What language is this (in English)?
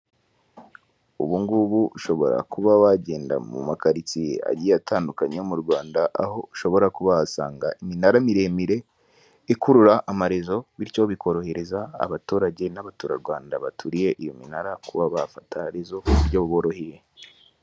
Kinyarwanda